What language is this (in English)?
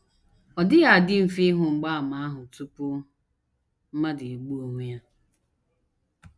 Igbo